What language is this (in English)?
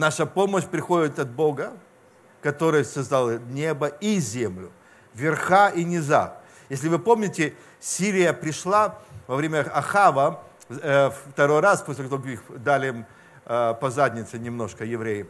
Russian